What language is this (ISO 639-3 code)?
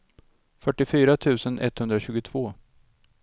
swe